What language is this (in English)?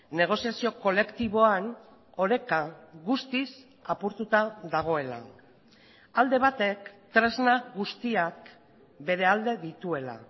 Basque